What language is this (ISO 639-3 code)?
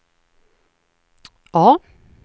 swe